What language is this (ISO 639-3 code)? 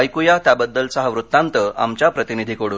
mar